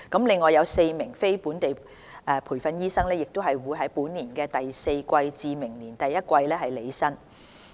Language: Cantonese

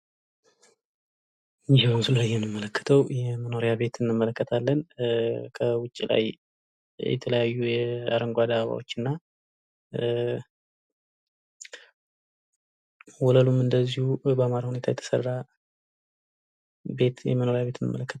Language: Amharic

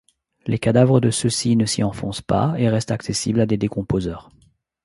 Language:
French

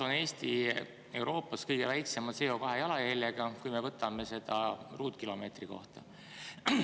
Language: Estonian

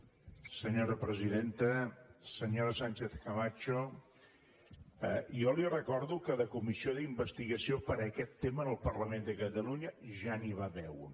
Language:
Catalan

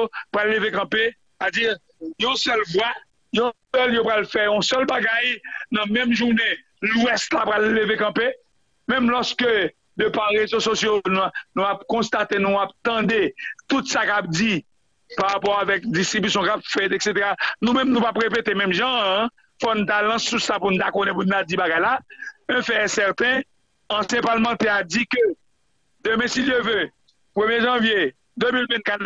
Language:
French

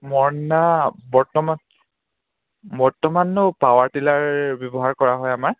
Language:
Assamese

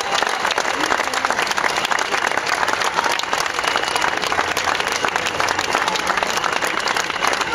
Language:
Ukrainian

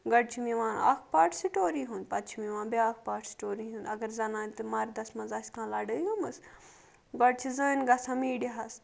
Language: Kashmiri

